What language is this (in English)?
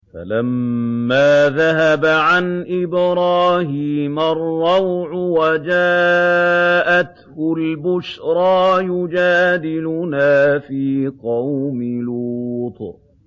Arabic